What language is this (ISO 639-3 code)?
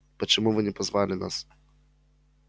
rus